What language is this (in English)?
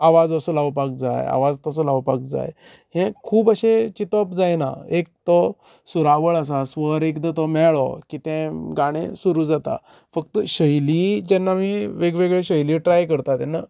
Konkani